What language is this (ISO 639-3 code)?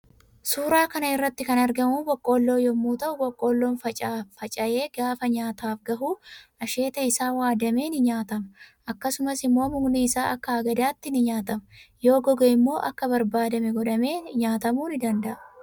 orm